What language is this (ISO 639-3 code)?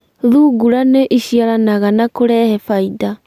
kik